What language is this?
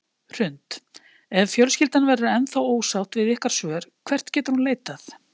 Icelandic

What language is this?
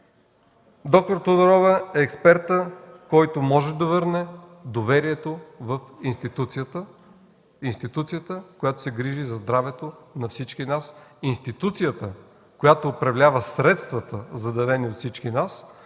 Bulgarian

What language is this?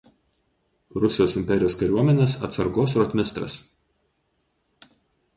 Lithuanian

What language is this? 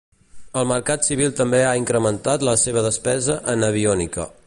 Catalan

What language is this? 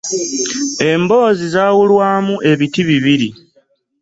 Ganda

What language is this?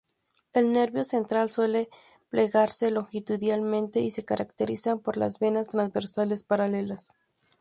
Spanish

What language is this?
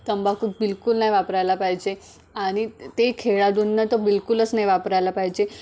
Marathi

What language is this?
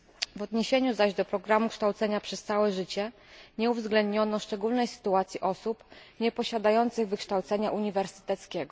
Polish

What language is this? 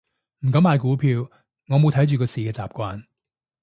Cantonese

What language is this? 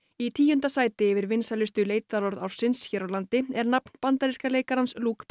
Icelandic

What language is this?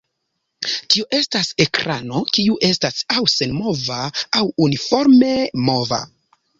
Esperanto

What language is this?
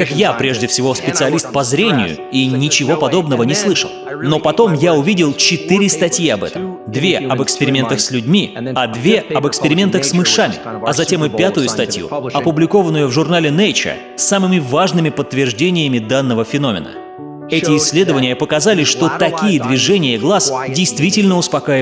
Russian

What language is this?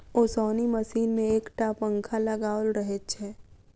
Maithili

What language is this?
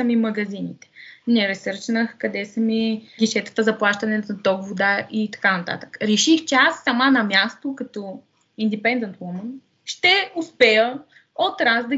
Bulgarian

